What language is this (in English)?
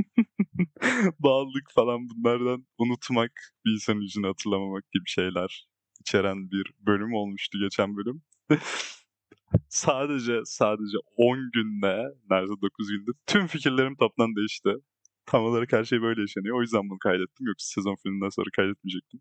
Turkish